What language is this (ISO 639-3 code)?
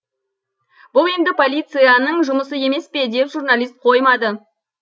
kaz